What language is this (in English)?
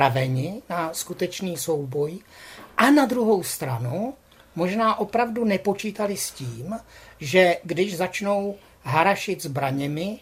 Czech